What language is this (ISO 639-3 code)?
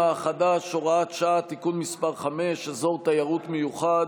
heb